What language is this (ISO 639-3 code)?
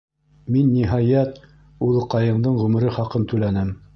bak